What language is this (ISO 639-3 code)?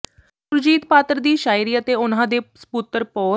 pan